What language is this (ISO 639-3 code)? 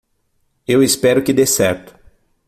por